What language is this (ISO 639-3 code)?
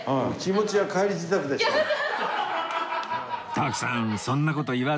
jpn